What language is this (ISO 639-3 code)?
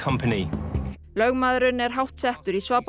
isl